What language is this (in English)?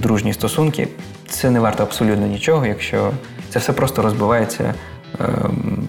Ukrainian